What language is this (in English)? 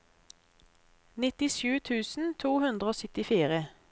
Norwegian